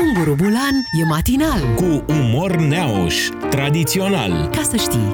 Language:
Romanian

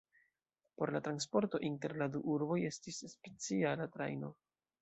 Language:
Esperanto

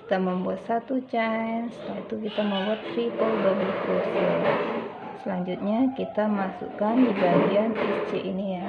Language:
Indonesian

